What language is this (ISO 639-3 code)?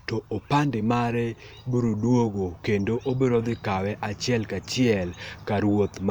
luo